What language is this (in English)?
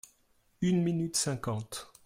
French